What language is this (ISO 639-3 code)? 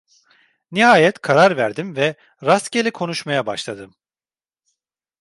tur